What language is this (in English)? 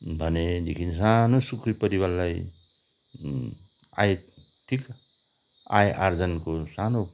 Nepali